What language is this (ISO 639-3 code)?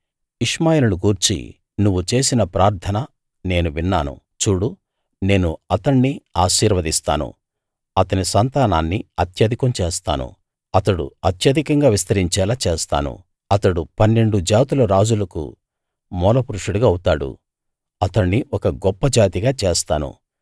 tel